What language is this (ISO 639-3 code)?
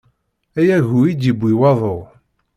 kab